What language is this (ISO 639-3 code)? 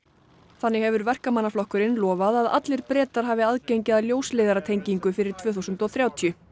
isl